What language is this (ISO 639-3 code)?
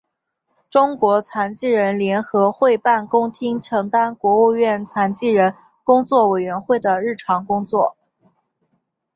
zho